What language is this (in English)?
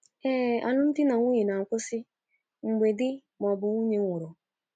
Igbo